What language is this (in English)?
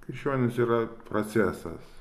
Lithuanian